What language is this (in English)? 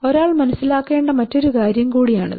Malayalam